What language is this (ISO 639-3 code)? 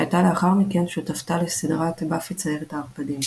heb